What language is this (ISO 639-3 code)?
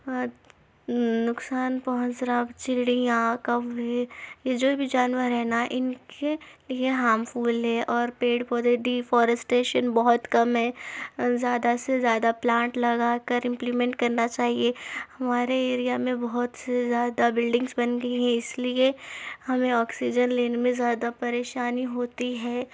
urd